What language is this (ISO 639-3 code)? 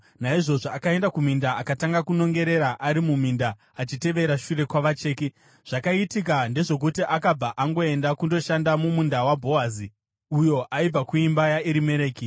sna